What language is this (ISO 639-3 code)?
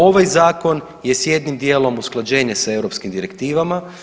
hrv